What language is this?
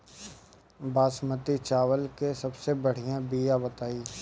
Bhojpuri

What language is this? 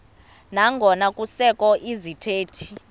Xhosa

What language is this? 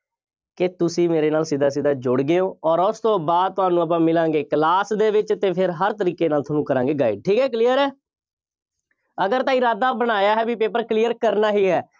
Punjabi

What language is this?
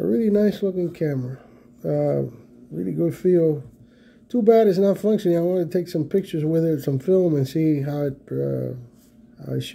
English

